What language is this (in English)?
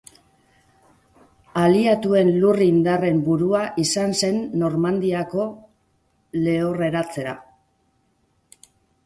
Basque